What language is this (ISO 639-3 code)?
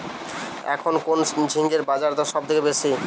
ben